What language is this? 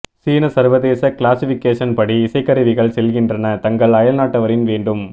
Tamil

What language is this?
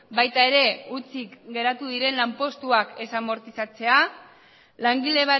Basque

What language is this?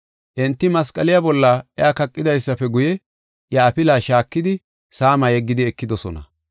Gofa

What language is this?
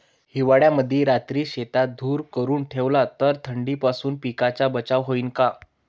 Marathi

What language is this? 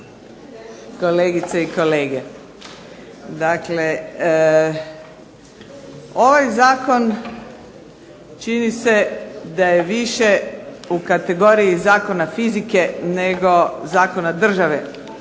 Croatian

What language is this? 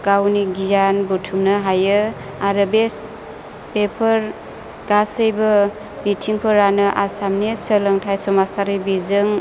Bodo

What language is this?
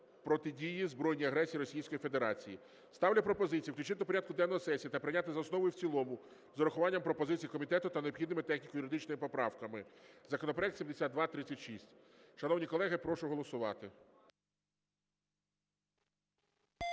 Ukrainian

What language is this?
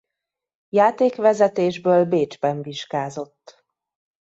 Hungarian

